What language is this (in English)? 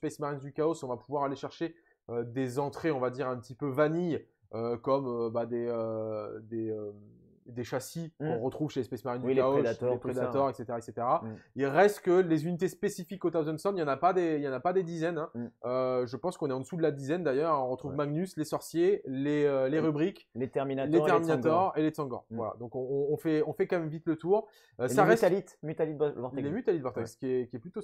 French